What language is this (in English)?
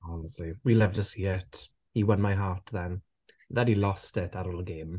Welsh